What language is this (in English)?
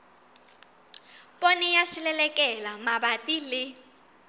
Southern Sotho